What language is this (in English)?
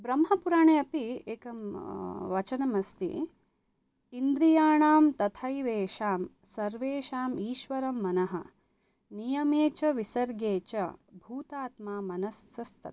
Sanskrit